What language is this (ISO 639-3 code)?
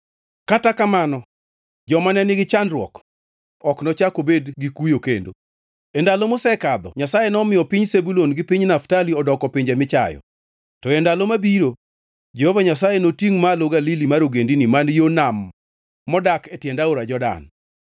luo